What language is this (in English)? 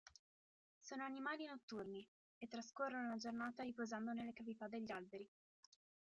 Italian